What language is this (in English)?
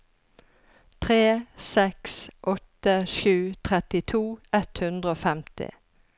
Norwegian